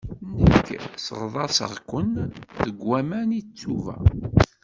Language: Kabyle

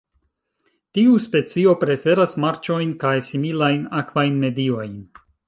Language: Esperanto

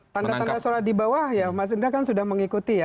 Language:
Indonesian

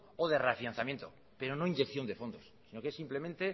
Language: Spanish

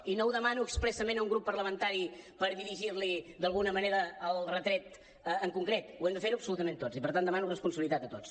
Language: Catalan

